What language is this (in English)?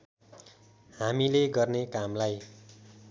Nepali